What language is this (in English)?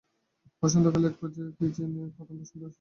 Bangla